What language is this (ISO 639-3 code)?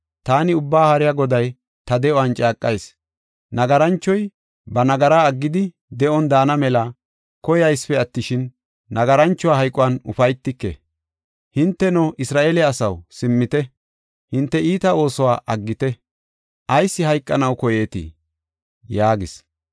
gof